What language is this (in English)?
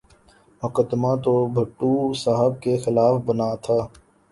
Urdu